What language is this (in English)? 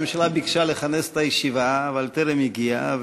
Hebrew